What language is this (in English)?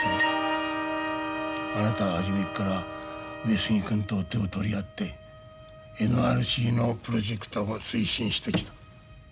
Japanese